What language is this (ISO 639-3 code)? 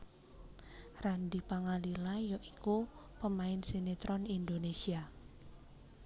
jav